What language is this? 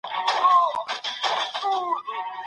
Pashto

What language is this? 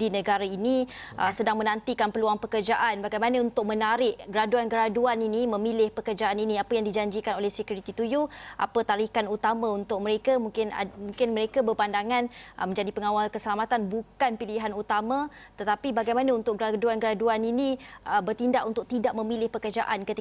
Malay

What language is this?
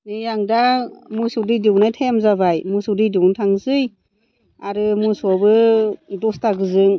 Bodo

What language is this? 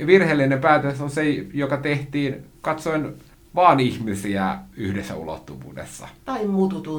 Finnish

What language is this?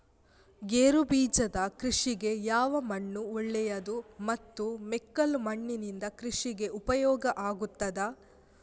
Kannada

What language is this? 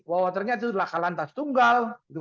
Indonesian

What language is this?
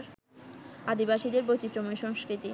Bangla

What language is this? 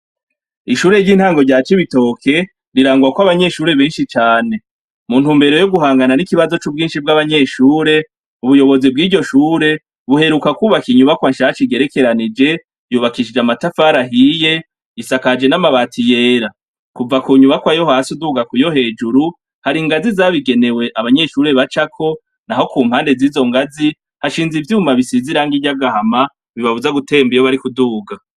Rundi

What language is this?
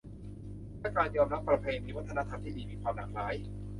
Thai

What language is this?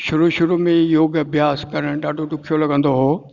Sindhi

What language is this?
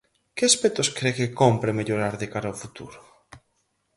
Galician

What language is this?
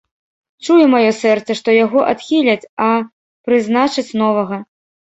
Belarusian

